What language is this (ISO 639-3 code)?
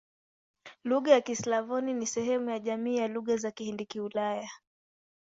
swa